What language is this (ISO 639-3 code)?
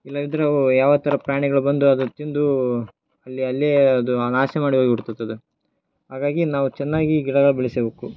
kan